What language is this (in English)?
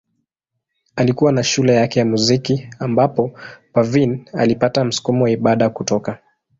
Swahili